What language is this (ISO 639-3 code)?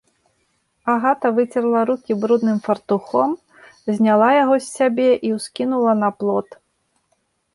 bel